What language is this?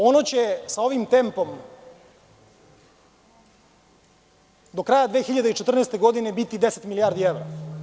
Serbian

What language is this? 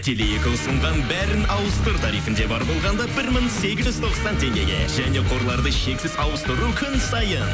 Kazakh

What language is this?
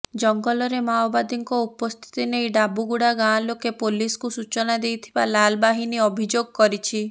Odia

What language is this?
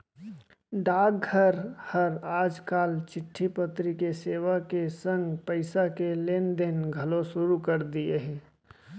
Chhattisgarhi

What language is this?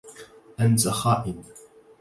Arabic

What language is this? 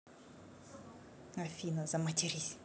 Russian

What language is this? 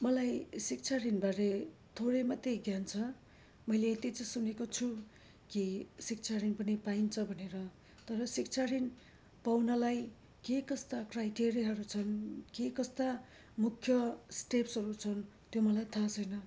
Nepali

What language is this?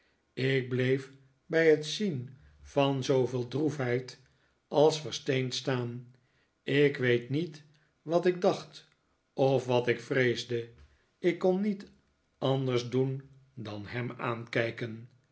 Dutch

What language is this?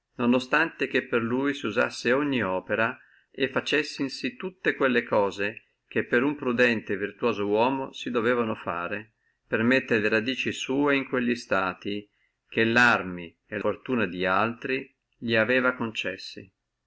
Italian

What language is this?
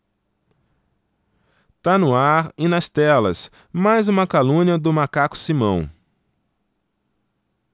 Portuguese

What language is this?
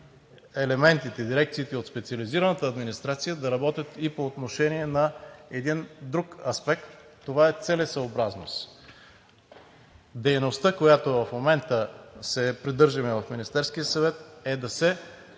Bulgarian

